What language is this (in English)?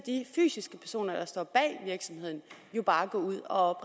Danish